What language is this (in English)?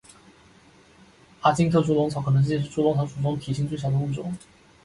Chinese